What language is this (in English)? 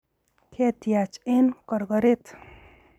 Kalenjin